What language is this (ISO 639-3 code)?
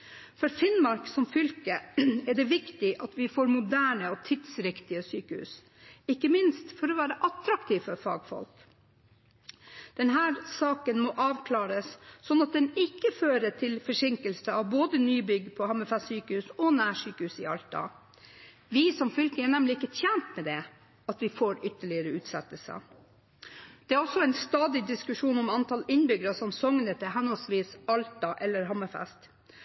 nob